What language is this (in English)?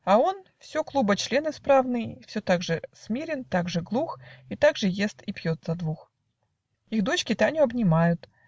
Russian